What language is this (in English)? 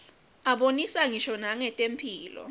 Swati